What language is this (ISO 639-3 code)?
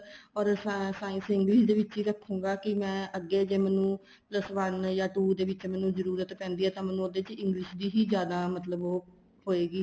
pan